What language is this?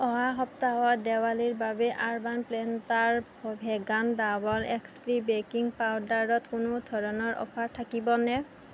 Assamese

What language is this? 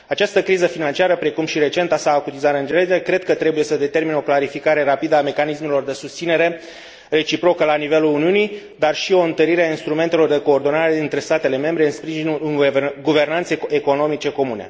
Romanian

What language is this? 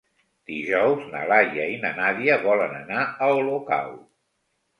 Catalan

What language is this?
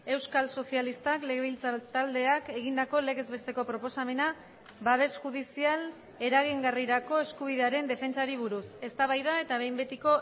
Basque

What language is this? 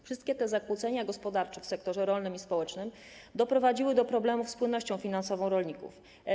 Polish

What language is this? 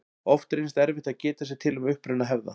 Icelandic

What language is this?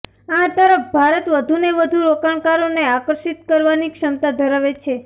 Gujarati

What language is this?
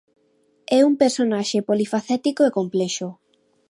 Galician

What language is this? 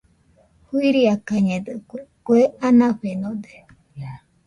Nüpode Huitoto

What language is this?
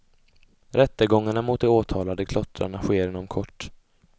Swedish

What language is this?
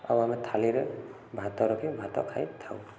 Odia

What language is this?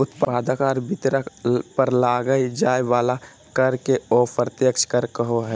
Magahi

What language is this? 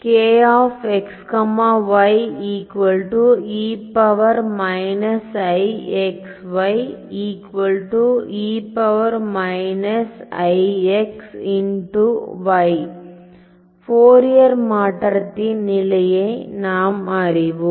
Tamil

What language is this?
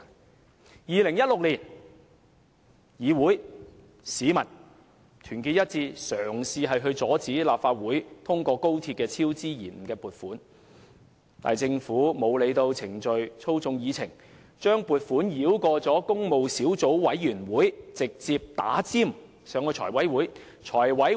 Cantonese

